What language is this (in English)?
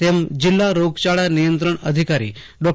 Gujarati